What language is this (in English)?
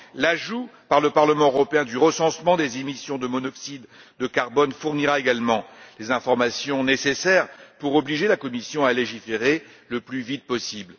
French